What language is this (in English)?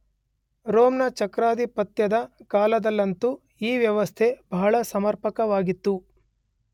Kannada